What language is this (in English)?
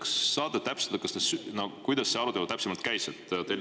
Estonian